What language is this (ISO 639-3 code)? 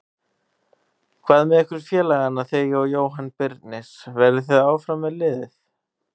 isl